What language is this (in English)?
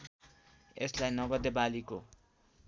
Nepali